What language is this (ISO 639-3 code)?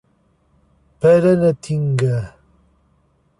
por